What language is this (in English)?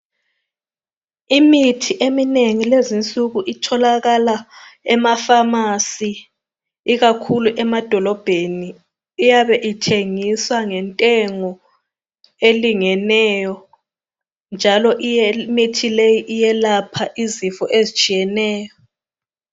North Ndebele